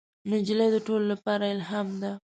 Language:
Pashto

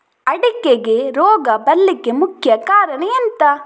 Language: Kannada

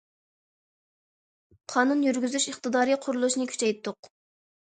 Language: Uyghur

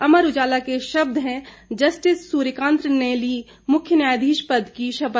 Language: Hindi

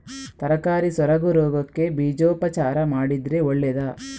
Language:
Kannada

